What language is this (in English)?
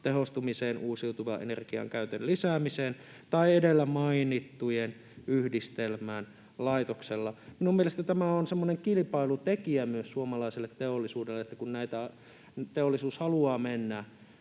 Finnish